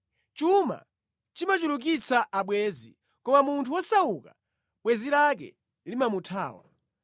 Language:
Nyanja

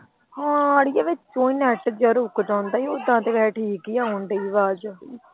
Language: Punjabi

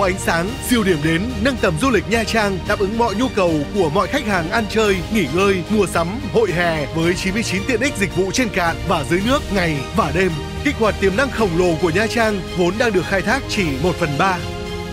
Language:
Vietnamese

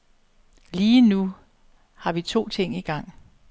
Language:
Danish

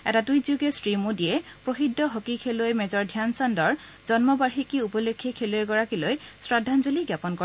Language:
Assamese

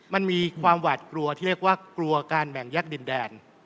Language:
Thai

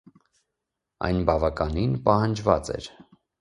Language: Armenian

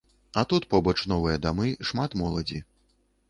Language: Belarusian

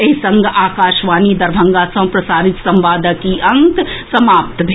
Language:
Maithili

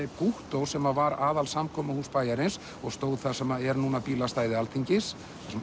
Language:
Icelandic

